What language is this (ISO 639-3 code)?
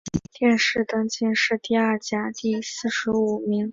zho